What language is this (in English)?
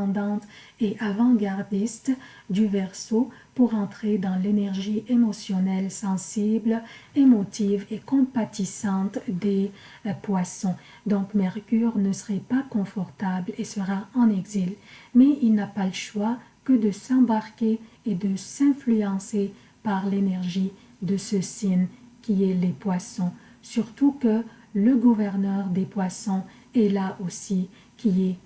French